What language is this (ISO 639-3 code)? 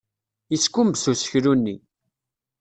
kab